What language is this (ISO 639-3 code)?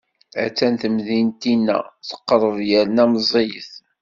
kab